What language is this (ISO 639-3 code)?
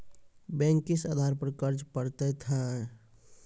mai